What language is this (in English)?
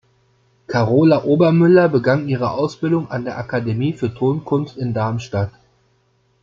German